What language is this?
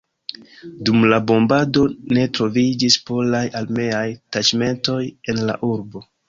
Esperanto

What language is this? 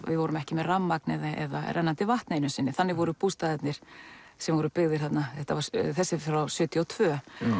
Icelandic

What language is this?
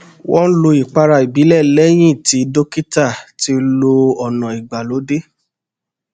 Yoruba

